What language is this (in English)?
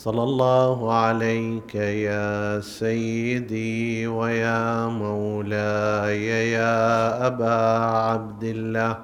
Arabic